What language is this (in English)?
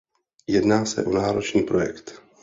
Czech